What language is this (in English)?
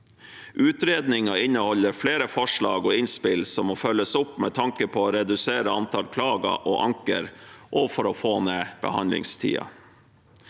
Norwegian